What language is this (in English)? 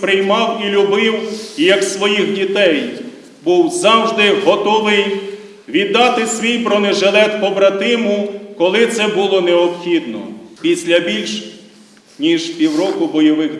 Ukrainian